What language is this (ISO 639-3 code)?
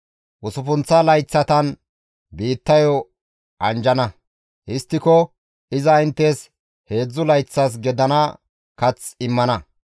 gmv